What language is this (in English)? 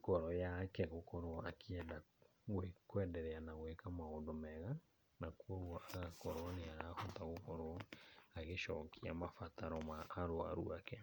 Kikuyu